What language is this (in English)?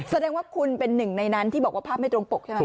Thai